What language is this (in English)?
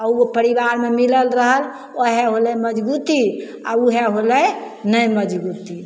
Maithili